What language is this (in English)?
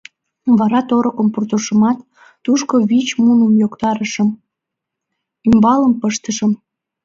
Mari